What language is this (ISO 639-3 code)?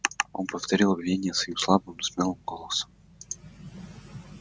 rus